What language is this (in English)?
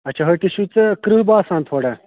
Kashmiri